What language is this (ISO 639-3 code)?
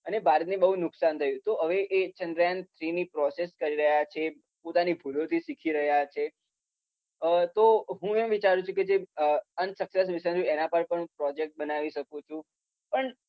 guj